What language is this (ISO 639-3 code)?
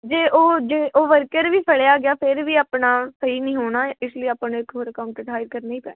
pan